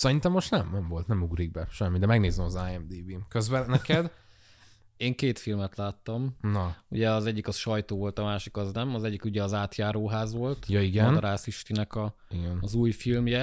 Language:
Hungarian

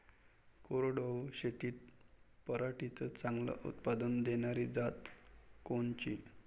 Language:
Marathi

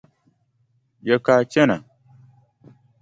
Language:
Dagbani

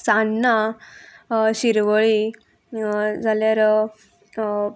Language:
Konkani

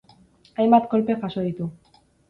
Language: Basque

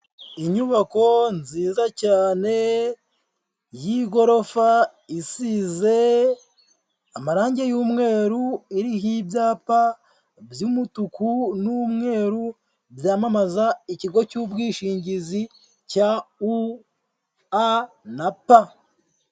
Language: Kinyarwanda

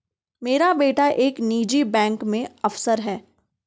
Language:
Hindi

